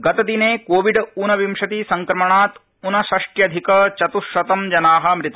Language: Sanskrit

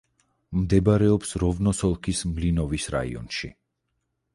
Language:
Georgian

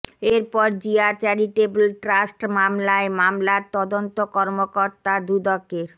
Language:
Bangla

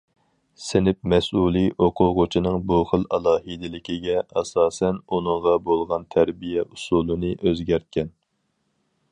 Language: Uyghur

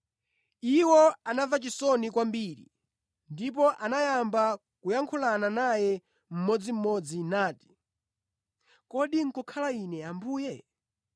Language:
Nyanja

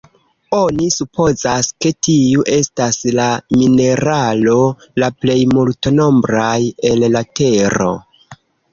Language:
Esperanto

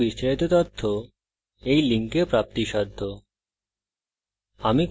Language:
Bangla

